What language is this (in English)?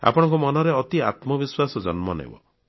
Odia